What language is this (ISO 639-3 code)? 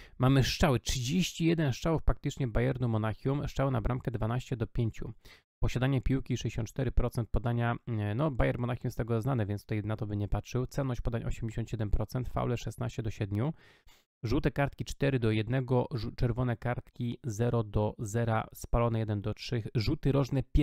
pol